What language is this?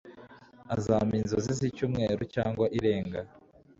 Kinyarwanda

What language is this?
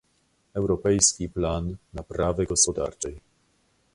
Polish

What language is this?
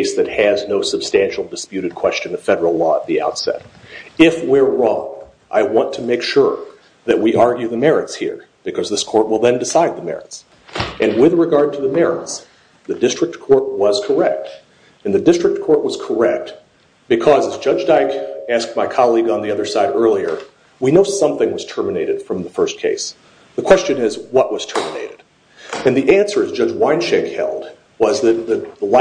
English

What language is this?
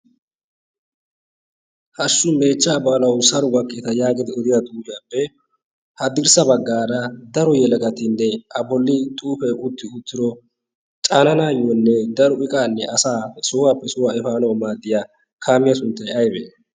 Wolaytta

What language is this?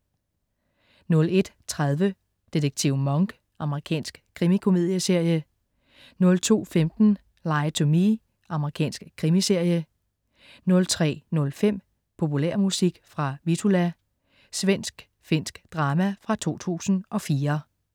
Danish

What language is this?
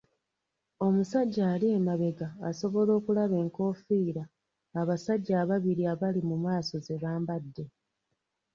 Ganda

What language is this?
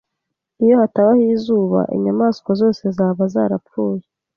Kinyarwanda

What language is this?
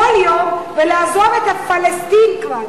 Hebrew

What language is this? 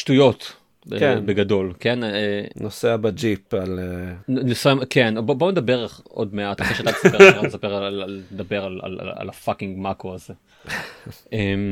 Hebrew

